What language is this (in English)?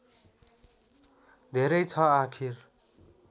Nepali